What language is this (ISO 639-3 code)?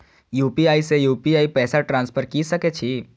mai